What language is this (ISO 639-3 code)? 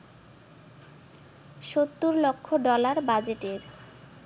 ben